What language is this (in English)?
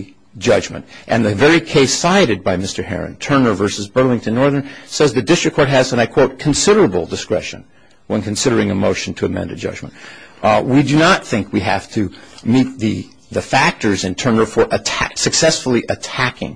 English